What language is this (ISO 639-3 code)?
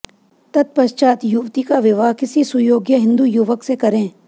hin